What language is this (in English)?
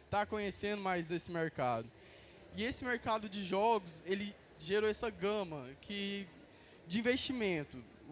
Portuguese